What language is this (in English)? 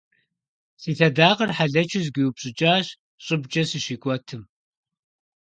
Kabardian